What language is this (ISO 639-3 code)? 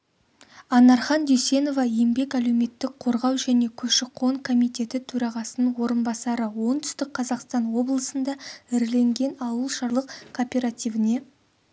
kaz